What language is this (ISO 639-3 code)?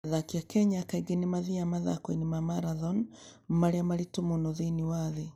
kik